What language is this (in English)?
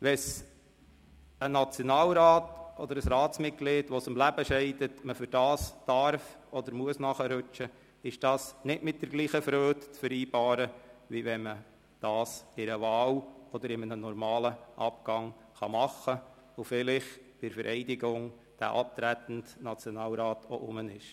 Swiss German